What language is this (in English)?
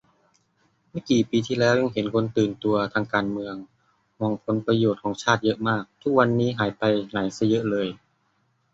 Thai